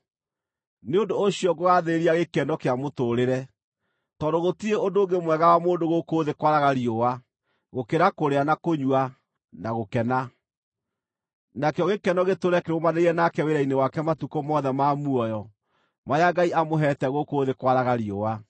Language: Kikuyu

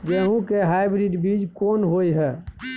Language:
Maithili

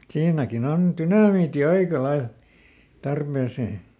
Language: Finnish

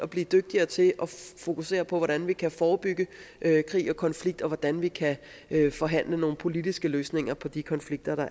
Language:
Danish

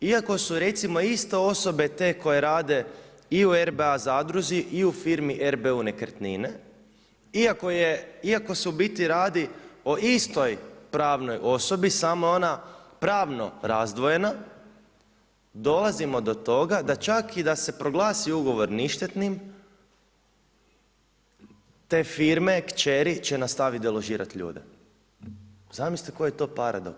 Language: Croatian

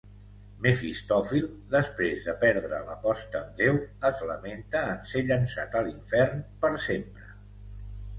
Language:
Catalan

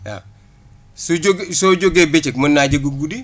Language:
Wolof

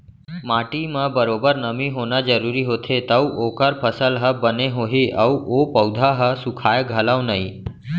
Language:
Chhattisgarhi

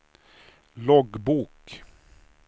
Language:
Swedish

